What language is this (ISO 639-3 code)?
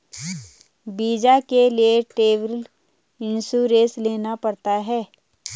hin